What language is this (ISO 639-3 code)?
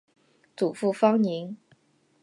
zho